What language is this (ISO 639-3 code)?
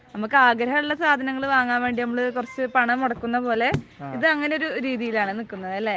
mal